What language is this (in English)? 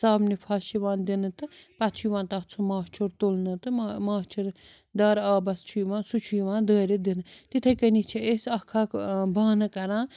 Kashmiri